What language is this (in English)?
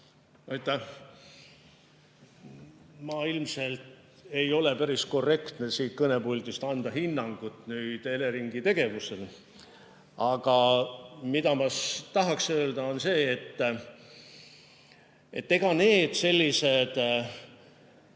Estonian